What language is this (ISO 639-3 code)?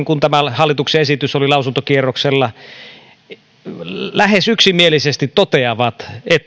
fin